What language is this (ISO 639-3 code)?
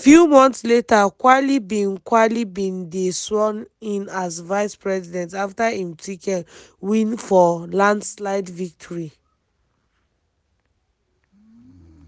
pcm